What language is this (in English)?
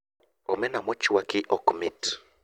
Luo (Kenya and Tanzania)